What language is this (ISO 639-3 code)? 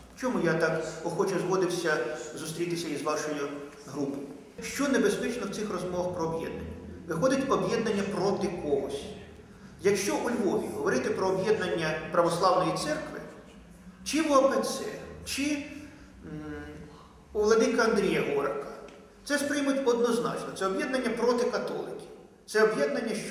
ukr